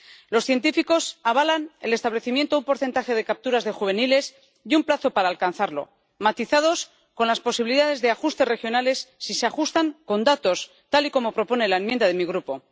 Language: Spanish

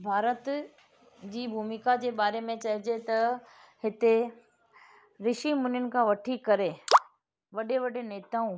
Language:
Sindhi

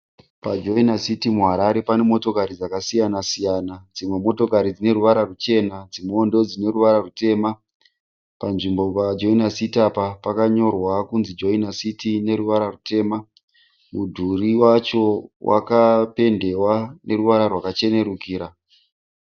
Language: Shona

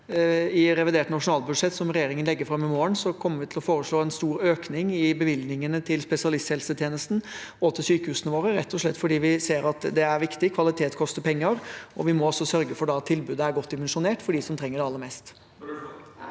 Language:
Norwegian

